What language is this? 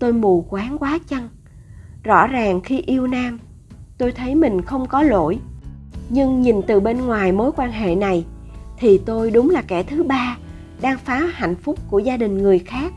Vietnamese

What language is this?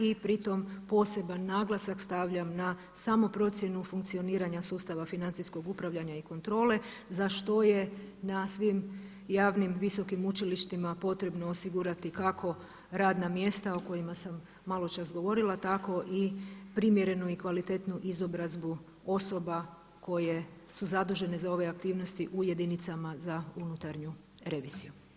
Croatian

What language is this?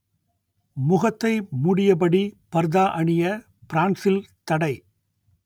Tamil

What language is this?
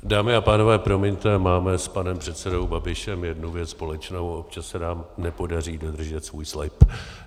Czech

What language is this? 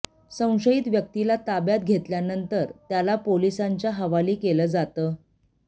Marathi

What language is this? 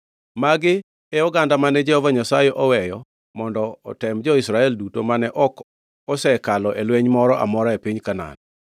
Luo (Kenya and Tanzania)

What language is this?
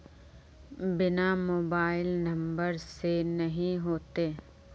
Magahi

